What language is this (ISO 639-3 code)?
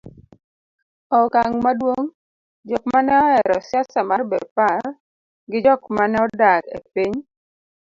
luo